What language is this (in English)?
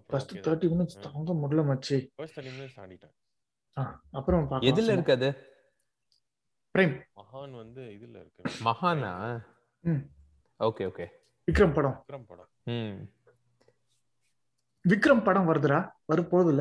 Tamil